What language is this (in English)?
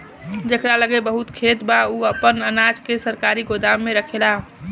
Bhojpuri